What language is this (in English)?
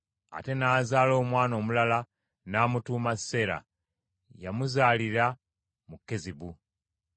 Ganda